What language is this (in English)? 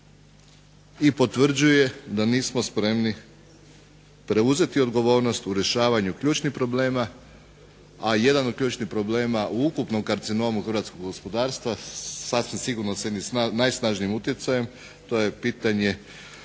Croatian